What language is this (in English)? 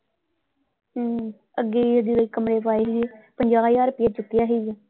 Punjabi